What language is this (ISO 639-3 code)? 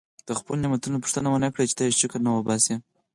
pus